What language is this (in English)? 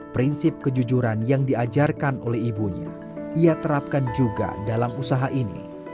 Indonesian